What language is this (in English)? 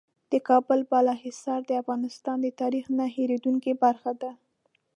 Pashto